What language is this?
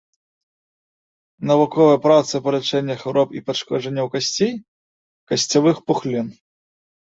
Belarusian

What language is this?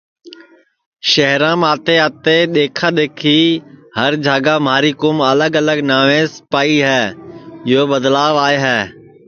Sansi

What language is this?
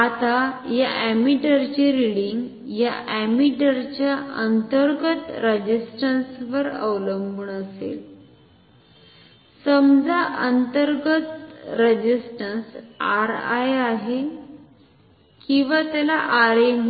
Marathi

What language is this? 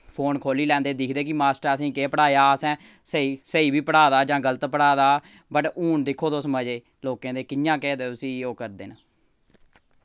Dogri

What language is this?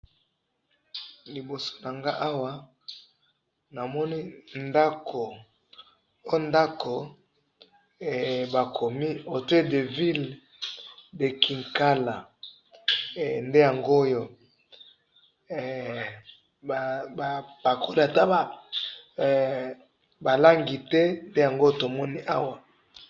Lingala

